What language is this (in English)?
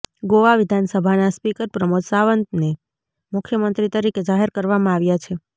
Gujarati